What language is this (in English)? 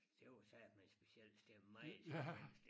Danish